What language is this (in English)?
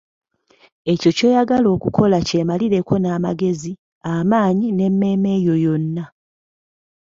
Ganda